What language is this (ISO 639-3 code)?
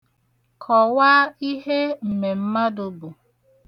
ibo